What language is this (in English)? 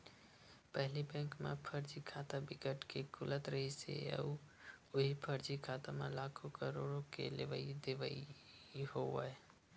Chhattisgarhi